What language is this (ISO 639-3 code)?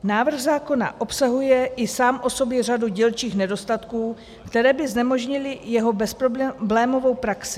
ces